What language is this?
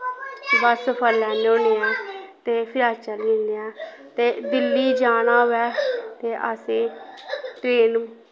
Dogri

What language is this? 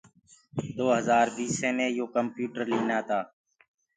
Gurgula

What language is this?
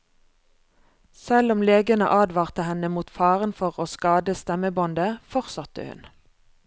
Norwegian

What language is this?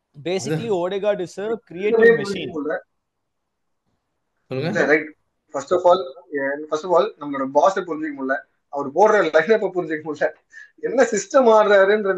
Tamil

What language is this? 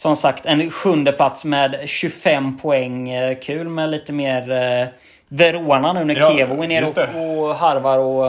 Swedish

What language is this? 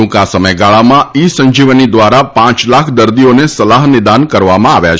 Gujarati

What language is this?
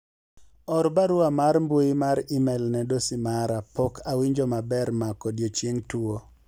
Luo (Kenya and Tanzania)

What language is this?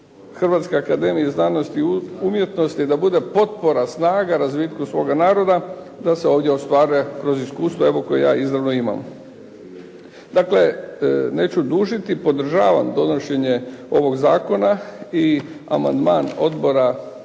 Croatian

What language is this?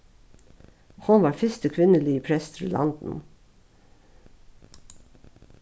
Faroese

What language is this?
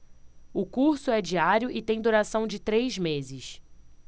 Portuguese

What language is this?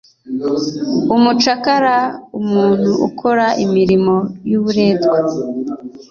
Kinyarwanda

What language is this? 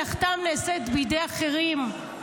Hebrew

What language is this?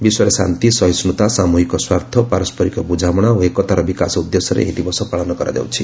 Odia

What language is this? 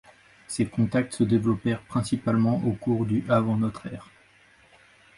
French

